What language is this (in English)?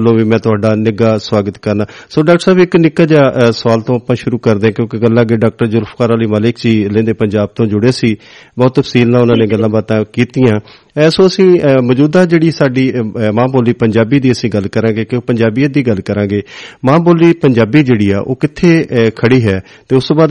Punjabi